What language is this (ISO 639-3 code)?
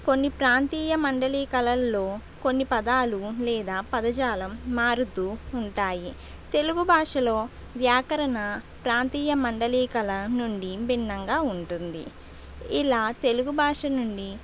tel